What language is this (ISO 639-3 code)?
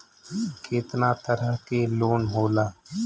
bho